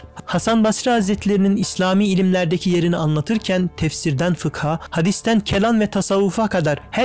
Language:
Turkish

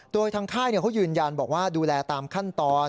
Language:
Thai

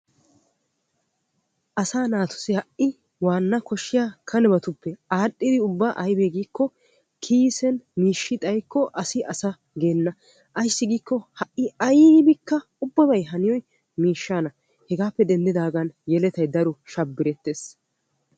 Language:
Wolaytta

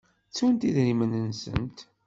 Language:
Kabyle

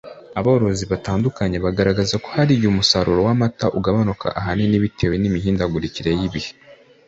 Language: Kinyarwanda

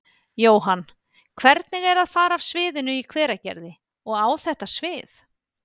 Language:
Icelandic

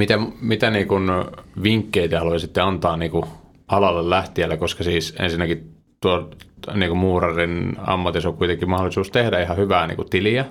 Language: Finnish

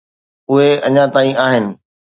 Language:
Sindhi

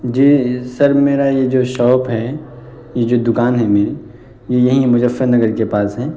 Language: Urdu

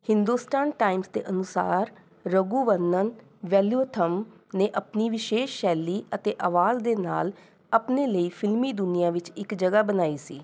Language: Punjabi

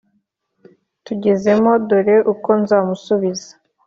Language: Kinyarwanda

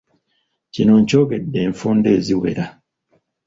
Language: Ganda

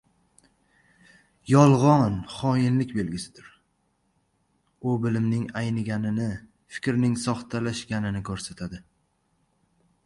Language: Uzbek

